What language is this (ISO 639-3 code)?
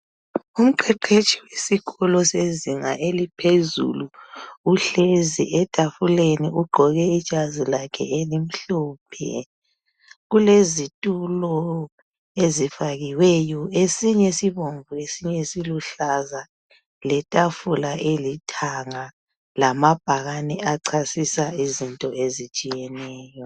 nde